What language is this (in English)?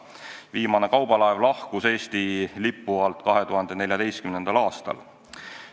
Estonian